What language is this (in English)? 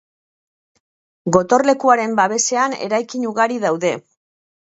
Basque